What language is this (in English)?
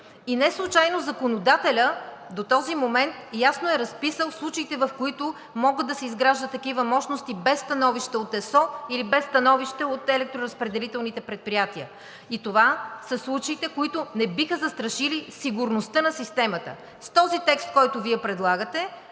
Bulgarian